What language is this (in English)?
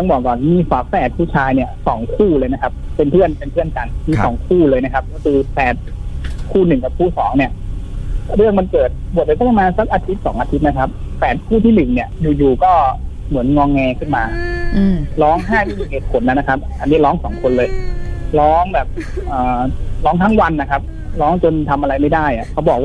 Thai